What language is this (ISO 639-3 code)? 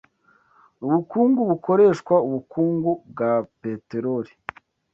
kin